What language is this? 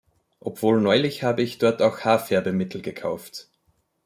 German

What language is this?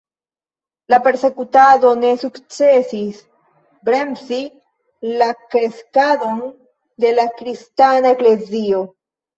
Esperanto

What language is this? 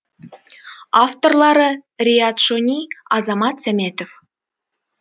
Kazakh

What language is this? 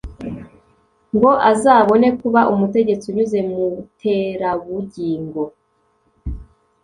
Kinyarwanda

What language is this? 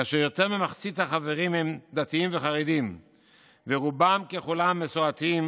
Hebrew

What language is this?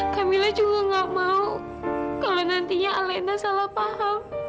Indonesian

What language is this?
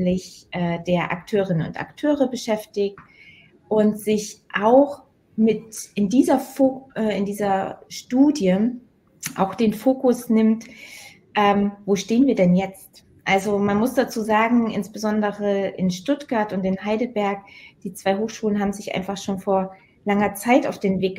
German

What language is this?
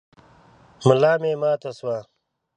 Pashto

